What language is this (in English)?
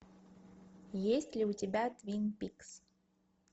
Russian